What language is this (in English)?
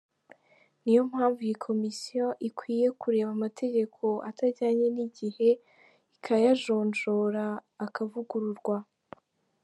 Kinyarwanda